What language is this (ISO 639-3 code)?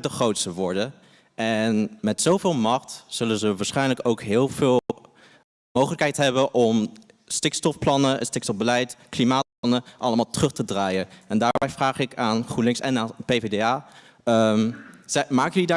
nld